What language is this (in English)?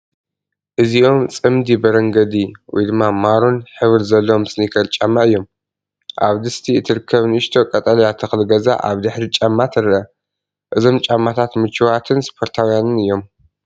Tigrinya